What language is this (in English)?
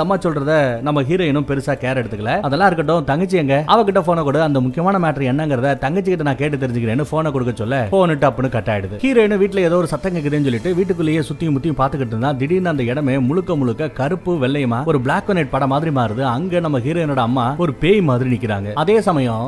Tamil